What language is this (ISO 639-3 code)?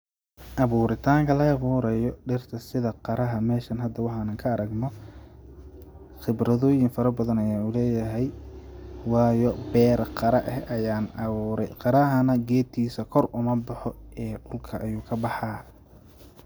som